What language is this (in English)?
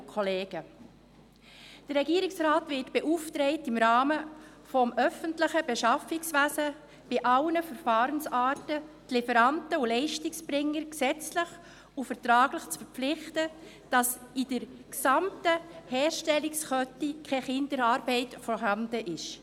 Swiss German